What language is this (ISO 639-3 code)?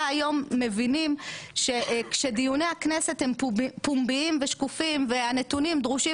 heb